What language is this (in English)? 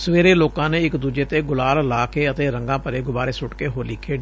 Punjabi